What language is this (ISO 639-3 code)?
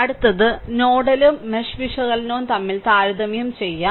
mal